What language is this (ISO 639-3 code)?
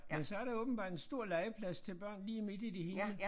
dan